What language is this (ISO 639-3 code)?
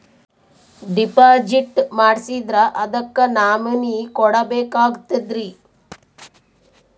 kan